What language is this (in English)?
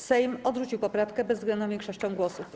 Polish